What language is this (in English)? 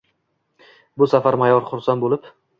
Uzbek